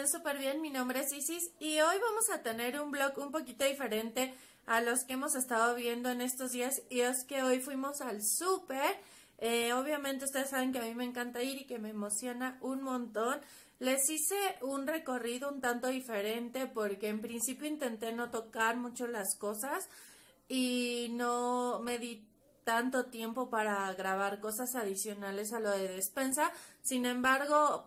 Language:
Spanish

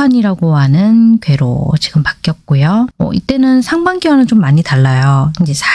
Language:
Korean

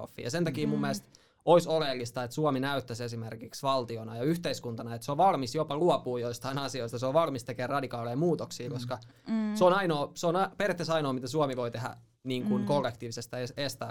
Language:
Finnish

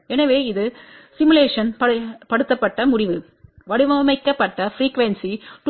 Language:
Tamil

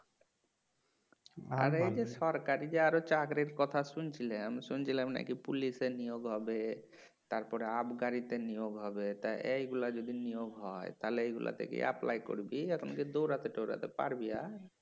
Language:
Bangla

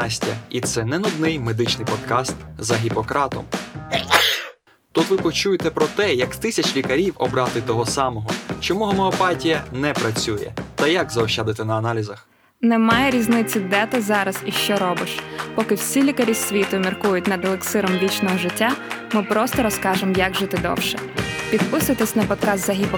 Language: Ukrainian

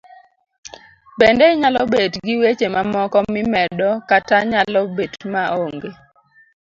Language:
Luo (Kenya and Tanzania)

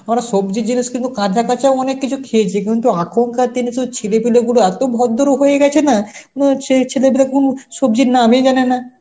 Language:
Bangla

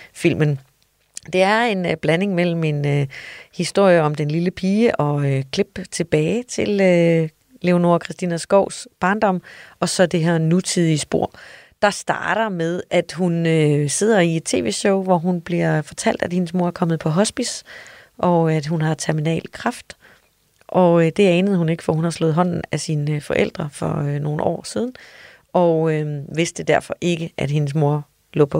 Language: Danish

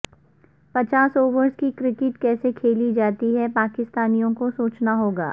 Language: Urdu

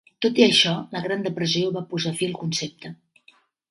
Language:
Catalan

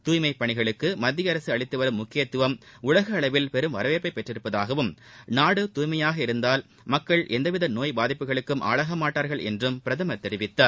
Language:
Tamil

